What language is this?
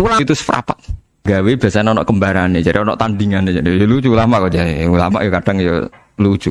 Indonesian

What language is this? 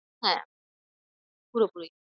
Bangla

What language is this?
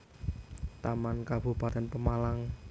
Javanese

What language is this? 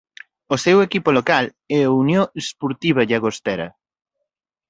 Galician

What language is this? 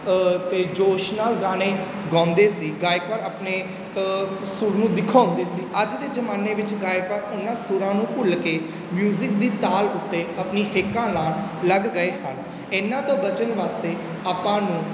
Punjabi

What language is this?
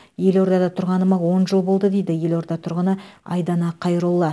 Kazakh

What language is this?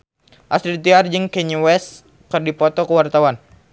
Sundanese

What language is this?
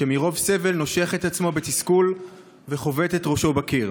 Hebrew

